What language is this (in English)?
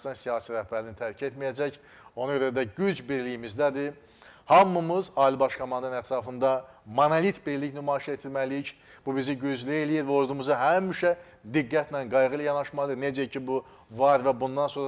Turkish